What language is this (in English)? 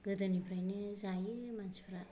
Bodo